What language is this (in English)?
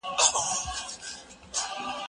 Pashto